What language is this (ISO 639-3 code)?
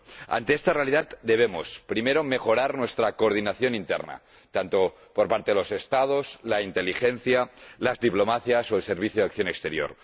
spa